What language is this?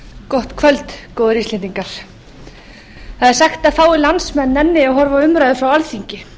Icelandic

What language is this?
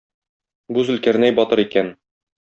Tatar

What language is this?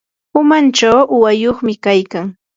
Yanahuanca Pasco Quechua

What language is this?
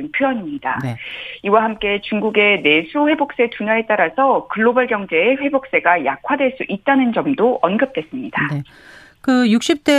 Korean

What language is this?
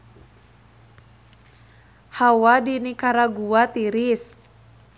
Sundanese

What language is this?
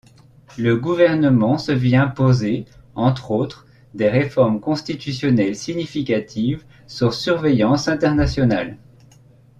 French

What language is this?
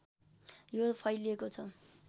Nepali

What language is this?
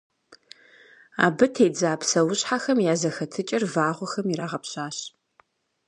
Kabardian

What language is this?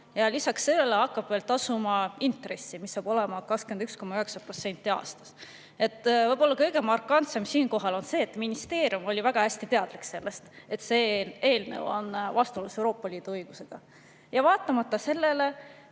Estonian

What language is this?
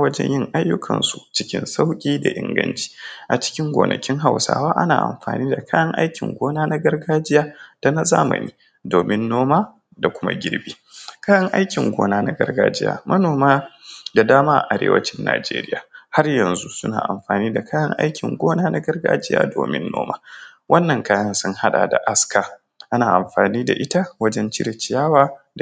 Hausa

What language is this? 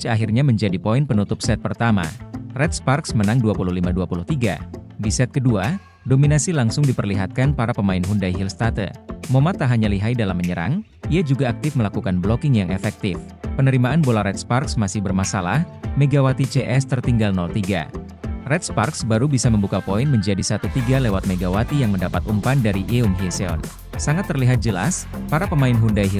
Indonesian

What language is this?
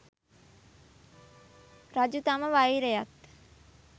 Sinhala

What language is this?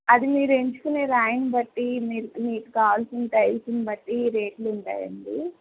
Telugu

